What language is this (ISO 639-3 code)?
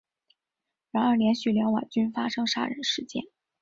zho